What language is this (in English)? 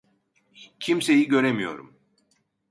Turkish